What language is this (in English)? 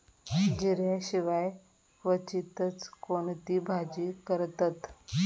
Marathi